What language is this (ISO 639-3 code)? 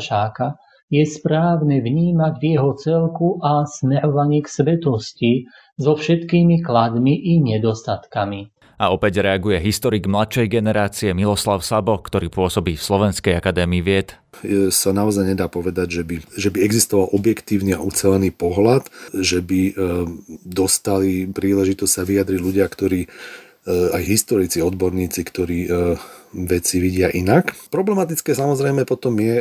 slk